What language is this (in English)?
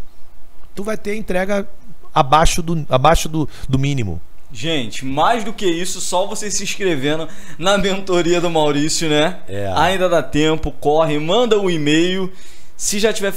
Portuguese